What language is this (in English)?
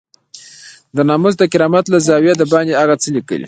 Pashto